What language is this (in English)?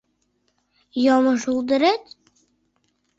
Mari